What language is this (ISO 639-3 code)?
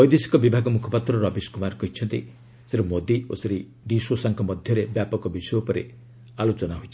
ori